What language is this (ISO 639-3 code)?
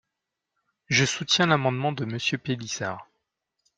fra